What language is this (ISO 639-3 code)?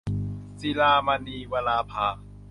tha